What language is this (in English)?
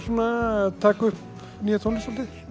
Icelandic